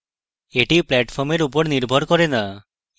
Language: Bangla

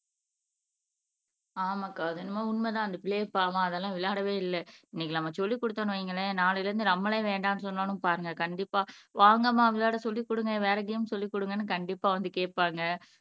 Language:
Tamil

